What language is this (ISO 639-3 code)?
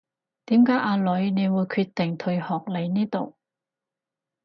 yue